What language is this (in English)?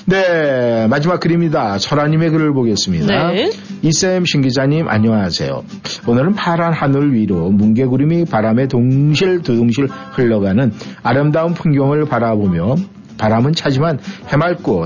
Korean